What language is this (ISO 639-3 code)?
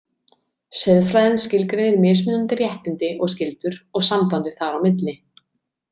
isl